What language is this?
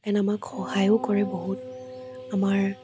Assamese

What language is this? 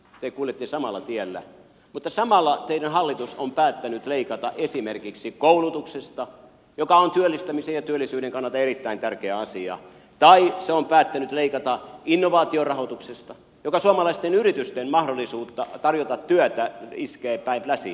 Finnish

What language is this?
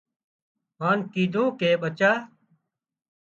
Wadiyara Koli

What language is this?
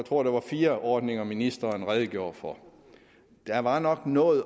Danish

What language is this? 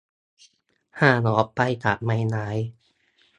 Thai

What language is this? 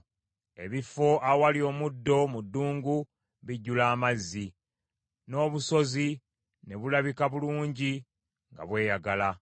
Ganda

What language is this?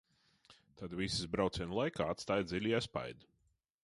Latvian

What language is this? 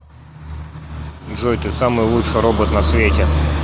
Russian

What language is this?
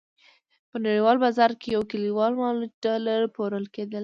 Pashto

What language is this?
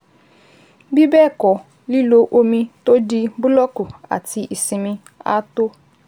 Yoruba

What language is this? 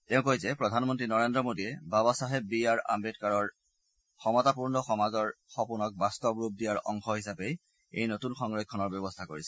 Assamese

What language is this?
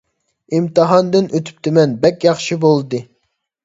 Uyghur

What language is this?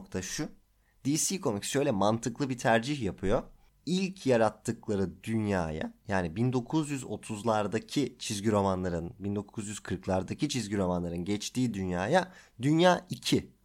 Turkish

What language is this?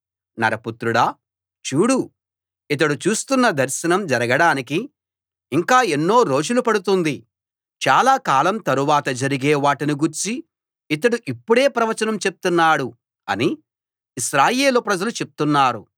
Telugu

